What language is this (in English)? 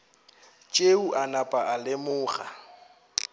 Northern Sotho